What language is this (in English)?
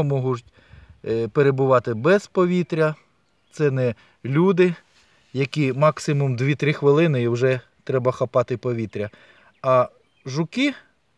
Ukrainian